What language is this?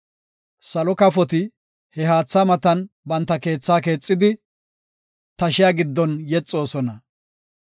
Gofa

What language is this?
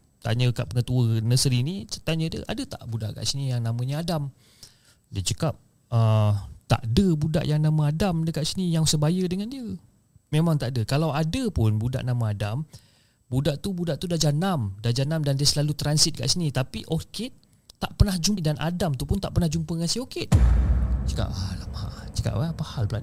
Malay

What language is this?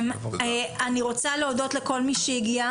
Hebrew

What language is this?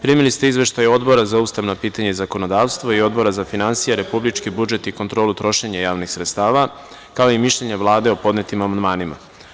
Serbian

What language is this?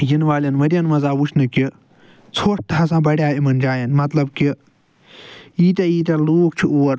Kashmiri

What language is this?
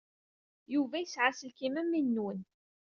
Kabyle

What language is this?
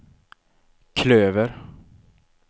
Swedish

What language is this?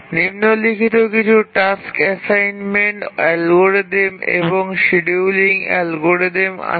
Bangla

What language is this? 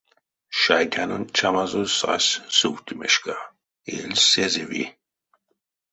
Erzya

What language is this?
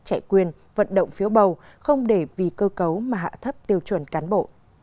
Vietnamese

